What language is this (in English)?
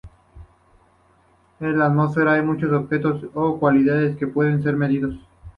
Spanish